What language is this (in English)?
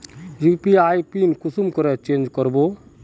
Magahi